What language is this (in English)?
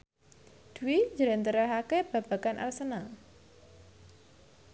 Javanese